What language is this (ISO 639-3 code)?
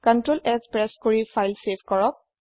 asm